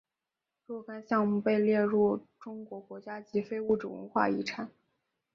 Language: Chinese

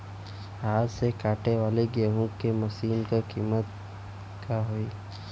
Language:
Bhojpuri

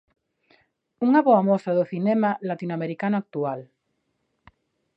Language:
Galician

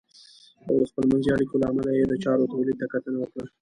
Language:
Pashto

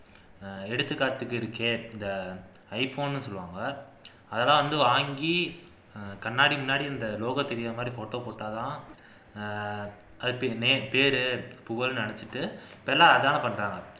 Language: Tamil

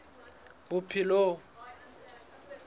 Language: Southern Sotho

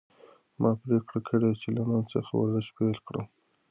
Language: Pashto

